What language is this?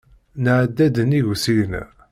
Kabyle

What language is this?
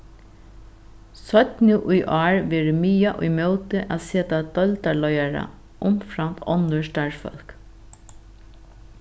Faroese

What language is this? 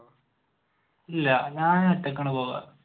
Malayalam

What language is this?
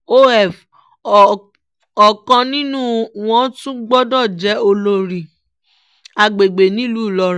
Yoruba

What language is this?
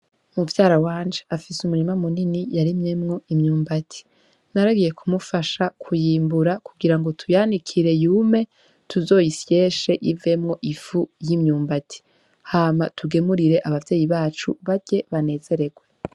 Rundi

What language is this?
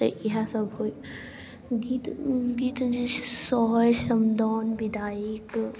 Maithili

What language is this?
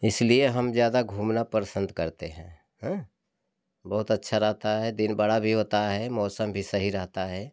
Hindi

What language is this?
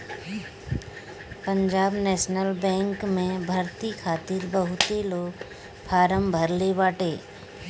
Bhojpuri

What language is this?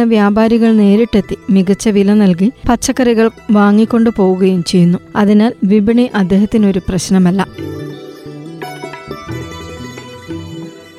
Malayalam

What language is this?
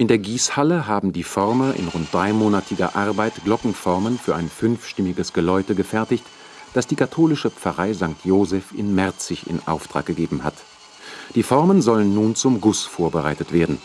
German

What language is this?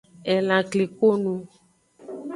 Aja (Benin)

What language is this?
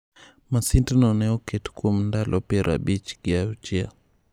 Luo (Kenya and Tanzania)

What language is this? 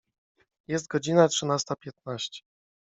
Polish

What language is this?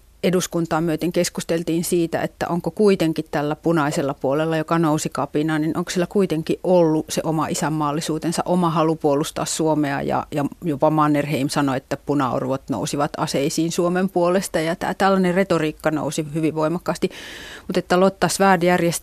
Finnish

